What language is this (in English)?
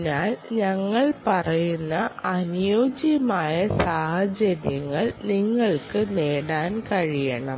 Malayalam